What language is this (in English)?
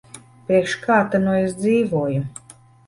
Latvian